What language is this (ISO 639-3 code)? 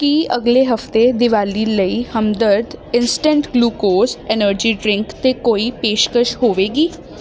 pan